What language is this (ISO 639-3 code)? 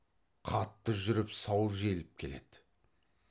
kaz